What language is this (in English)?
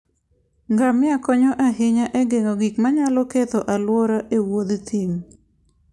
Luo (Kenya and Tanzania)